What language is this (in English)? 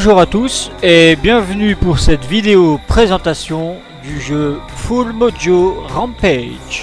French